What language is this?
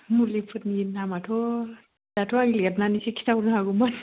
Bodo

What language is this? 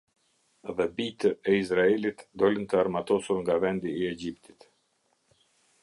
Albanian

